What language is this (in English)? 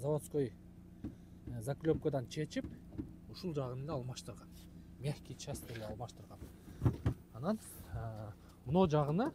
Turkish